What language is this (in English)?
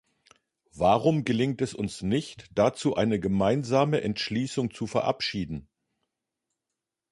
German